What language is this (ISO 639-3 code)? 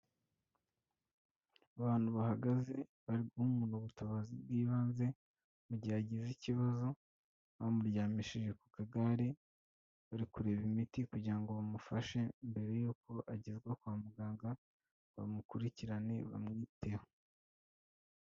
kin